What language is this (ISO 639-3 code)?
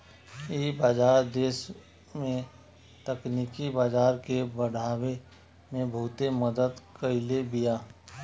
bho